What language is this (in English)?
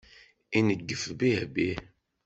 Kabyle